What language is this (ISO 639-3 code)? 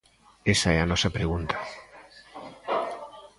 glg